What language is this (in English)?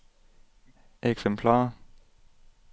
Danish